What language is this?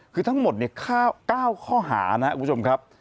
Thai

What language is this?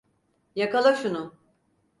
Turkish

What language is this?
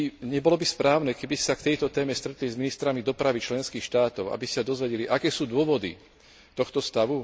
Slovak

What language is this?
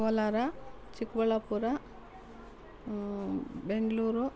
Kannada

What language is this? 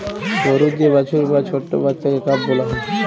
Bangla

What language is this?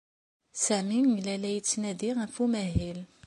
Kabyle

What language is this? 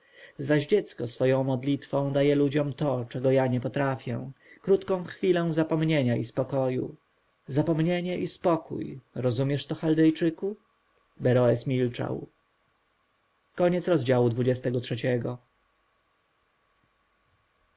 Polish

